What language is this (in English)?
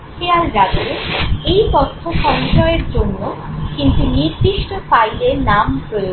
Bangla